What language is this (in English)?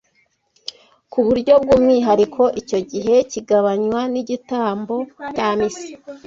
Kinyarwanda